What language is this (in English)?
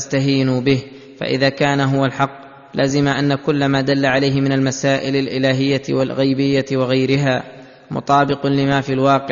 Arabic